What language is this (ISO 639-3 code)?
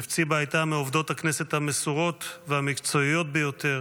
heb